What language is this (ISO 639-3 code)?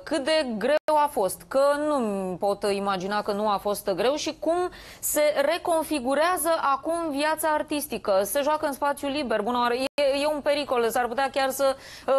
ron